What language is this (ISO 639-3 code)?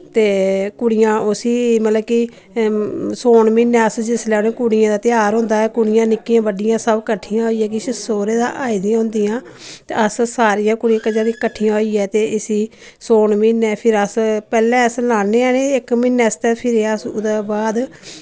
doi